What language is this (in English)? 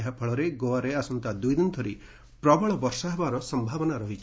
Odia